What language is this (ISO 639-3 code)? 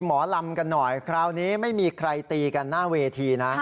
tha